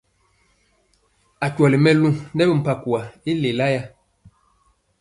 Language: Mpiemo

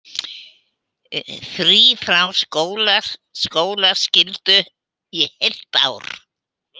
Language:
Icelandic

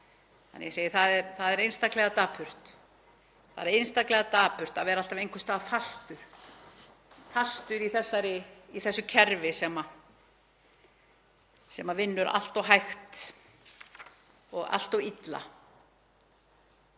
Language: Icelandic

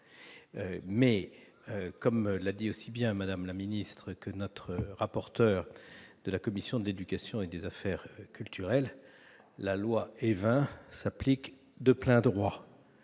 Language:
French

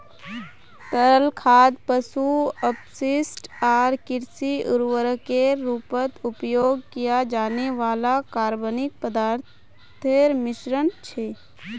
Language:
Magahi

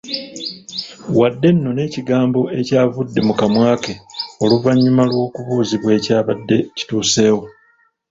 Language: Ganda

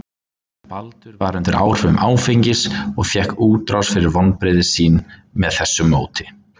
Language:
Icelandic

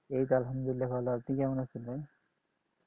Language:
Bangla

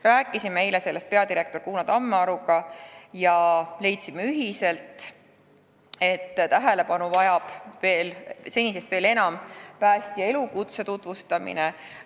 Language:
Estonian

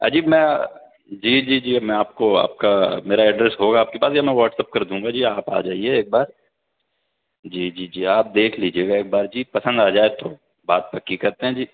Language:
Urdu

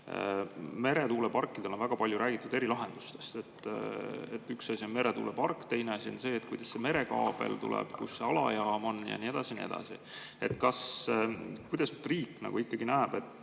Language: Estonian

